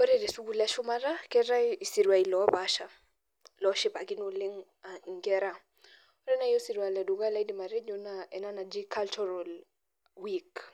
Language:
Masai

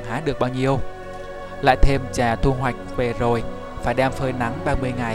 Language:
Vietnamese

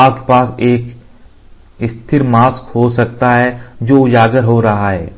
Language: Hindi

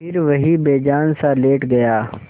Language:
Hindi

